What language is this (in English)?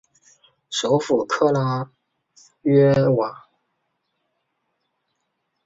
Chinese